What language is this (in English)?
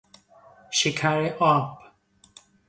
Persian